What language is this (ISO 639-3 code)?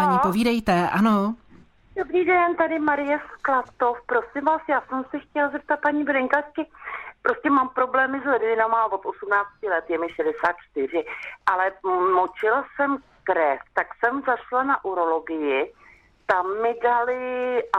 ces